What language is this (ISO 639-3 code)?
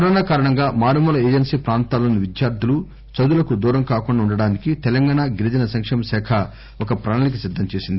tel